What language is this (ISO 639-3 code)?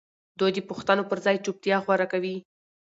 pus